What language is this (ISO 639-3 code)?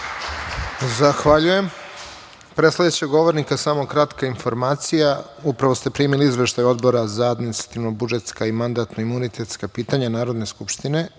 srp